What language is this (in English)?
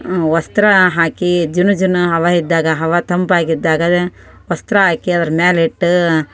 Kannada